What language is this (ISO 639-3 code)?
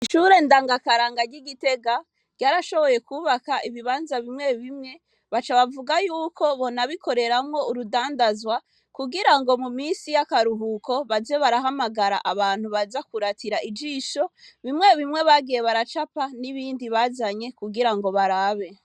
run